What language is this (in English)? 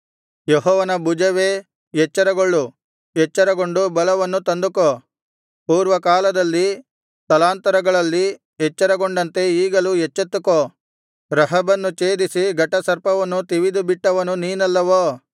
Kannada